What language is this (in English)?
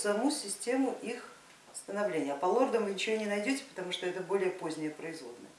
Russian